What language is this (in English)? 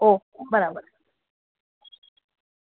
Gujarati